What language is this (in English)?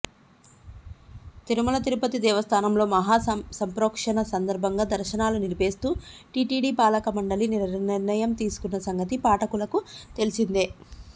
Telugu